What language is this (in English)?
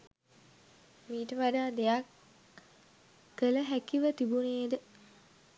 Sinhala